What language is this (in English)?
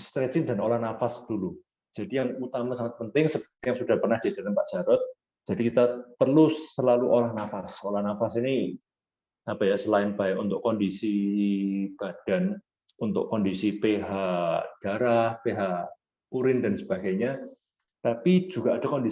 Indonesian